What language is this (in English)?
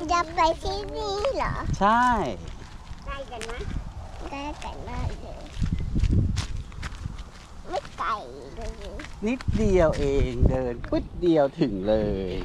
Thai